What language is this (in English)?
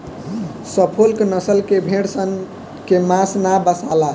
Bhojpuri